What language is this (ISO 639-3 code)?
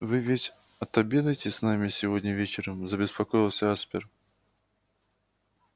rus